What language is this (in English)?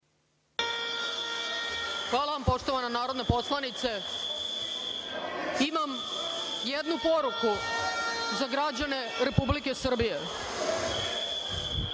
Serbian